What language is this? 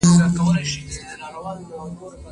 Pashto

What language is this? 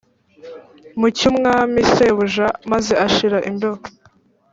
Kinyarwanda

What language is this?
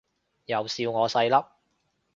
Cantonese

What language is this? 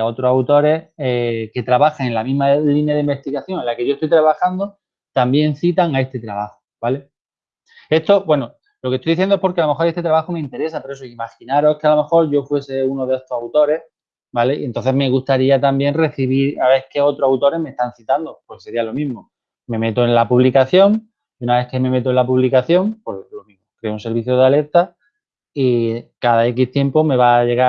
Spanish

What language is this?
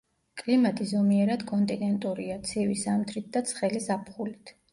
Georgian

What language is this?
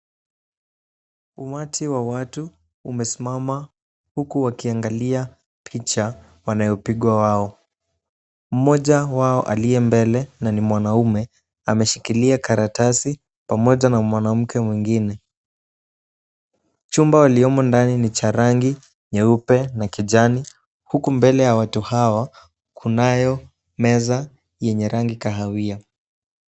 Swahili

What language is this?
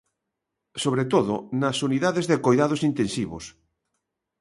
Galician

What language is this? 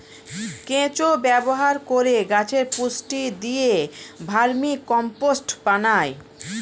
Bangla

